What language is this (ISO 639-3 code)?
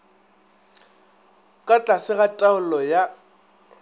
nso